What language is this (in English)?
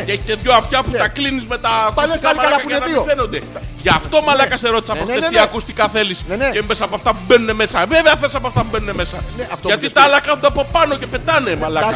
Greek